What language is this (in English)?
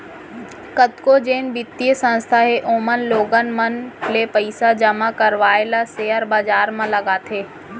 Chhattisgarhi